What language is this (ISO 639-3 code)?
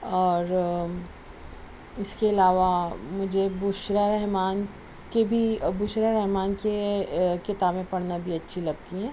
urd